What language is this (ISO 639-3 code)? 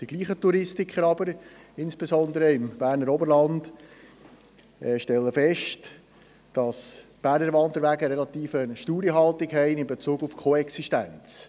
gsw